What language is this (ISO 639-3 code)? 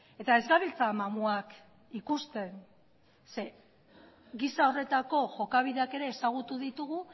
eus